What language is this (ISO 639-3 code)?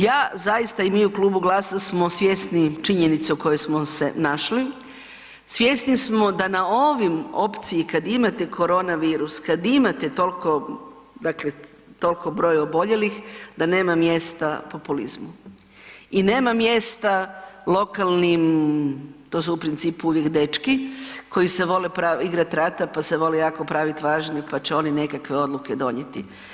hrv